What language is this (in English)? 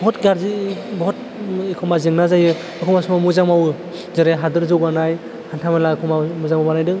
Bodo